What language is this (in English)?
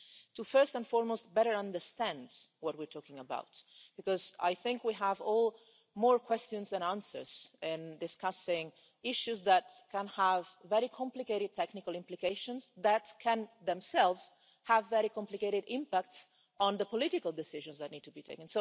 English